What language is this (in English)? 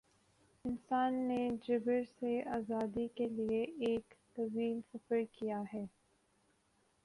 Urdu